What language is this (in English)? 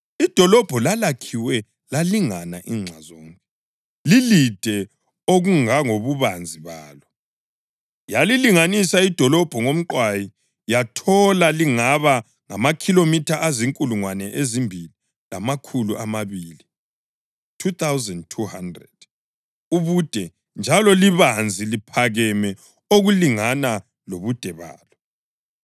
North Ndebele